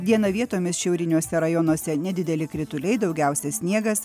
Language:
Lithuanian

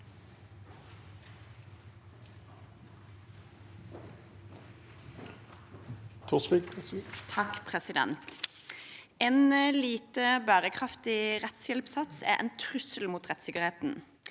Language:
Norwegian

